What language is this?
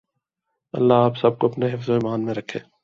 Urdu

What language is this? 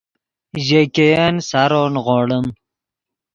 Yidgha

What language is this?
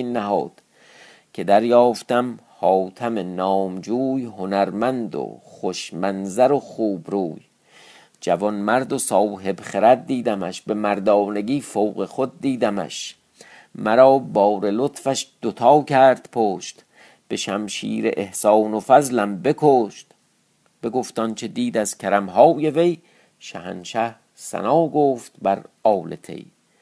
Persian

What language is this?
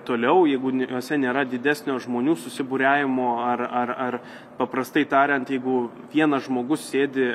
Lithuanian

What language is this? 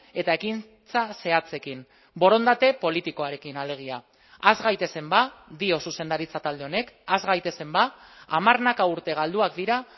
Basque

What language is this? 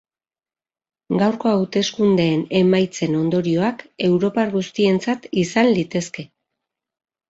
Basque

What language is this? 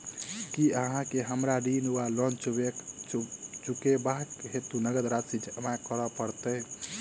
Maithili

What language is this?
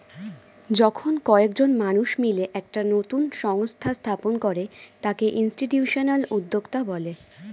Bangla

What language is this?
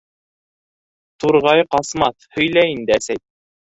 Bashkir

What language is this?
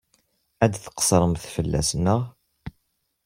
Kabyle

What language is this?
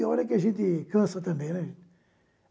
Portuguese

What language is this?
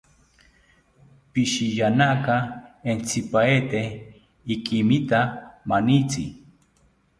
South Ucayali Ashéninka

